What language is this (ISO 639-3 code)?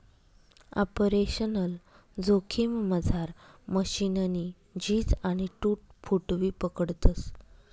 mar